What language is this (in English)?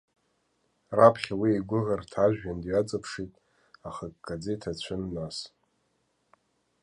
Abkhazian